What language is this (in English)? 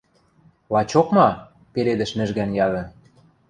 Western Mari